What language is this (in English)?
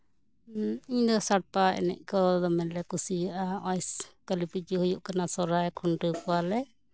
Santali